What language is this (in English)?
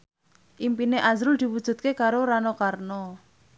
Javanese